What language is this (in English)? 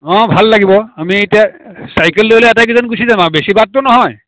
Assamese